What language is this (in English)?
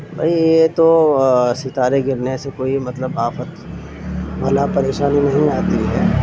Urdu